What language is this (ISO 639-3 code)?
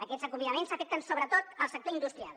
cat